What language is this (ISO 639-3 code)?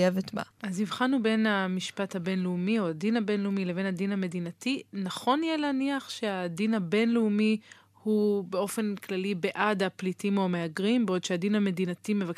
heb